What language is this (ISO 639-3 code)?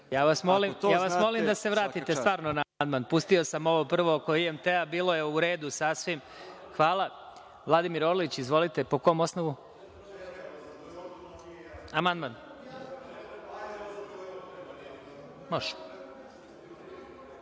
srp